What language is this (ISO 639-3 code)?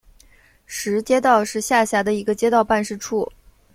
zho